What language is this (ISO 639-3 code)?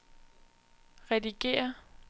dan